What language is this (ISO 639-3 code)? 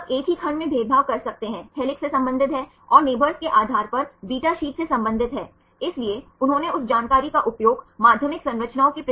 hin